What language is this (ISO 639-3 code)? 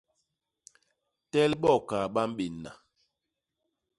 bas